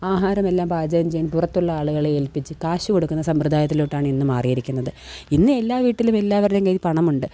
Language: Malayalam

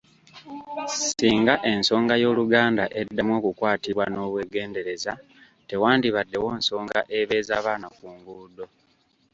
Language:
Ganda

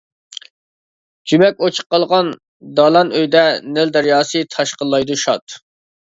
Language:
Uyghur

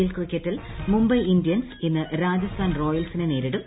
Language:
Malayalam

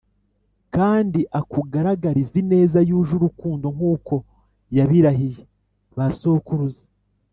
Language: Kinyarwanda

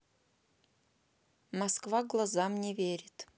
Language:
Russian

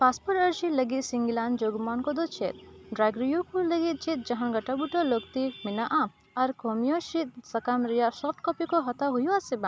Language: Santali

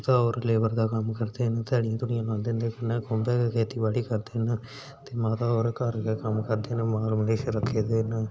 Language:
Dogri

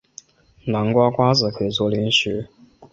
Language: Chinese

